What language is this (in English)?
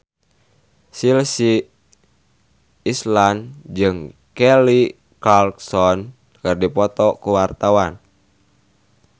Sundanese